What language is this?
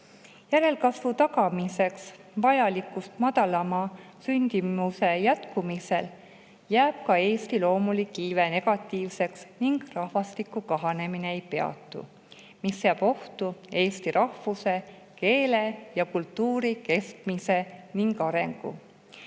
Estonian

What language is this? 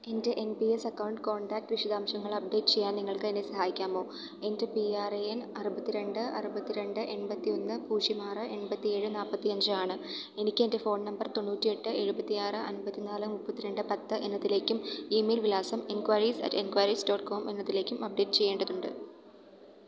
Malayalam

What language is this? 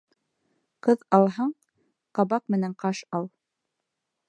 Bashkir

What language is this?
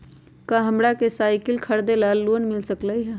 Magahi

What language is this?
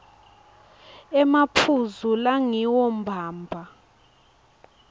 Swati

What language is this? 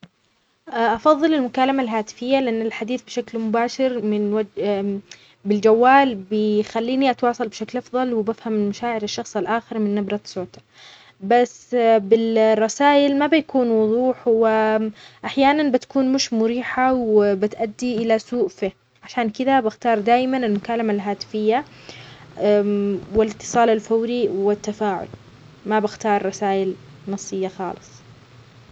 Omani Arabic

